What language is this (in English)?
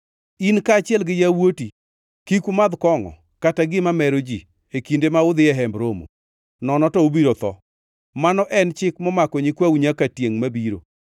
Luo (Kenya and Tanzania)